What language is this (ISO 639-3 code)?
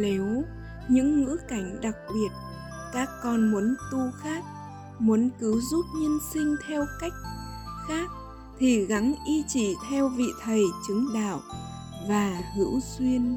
vie